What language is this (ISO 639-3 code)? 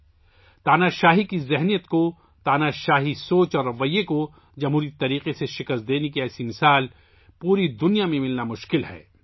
urd